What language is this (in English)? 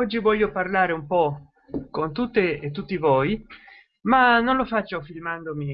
Italian